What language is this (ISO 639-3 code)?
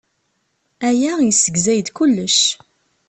kab